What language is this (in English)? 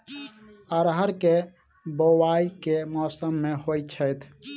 Maithili